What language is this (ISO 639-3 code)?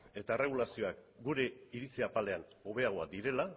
eus